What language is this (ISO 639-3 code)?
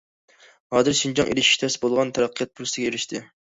uig